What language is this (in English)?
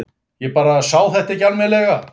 Icelandic